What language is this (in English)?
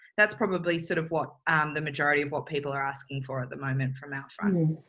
English